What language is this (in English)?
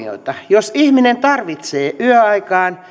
Finnish